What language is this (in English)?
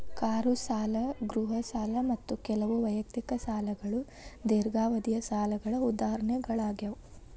Kannada